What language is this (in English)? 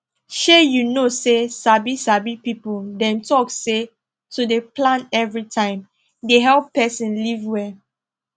Nigerian Pidgin